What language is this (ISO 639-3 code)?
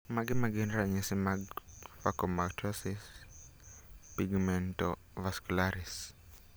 luo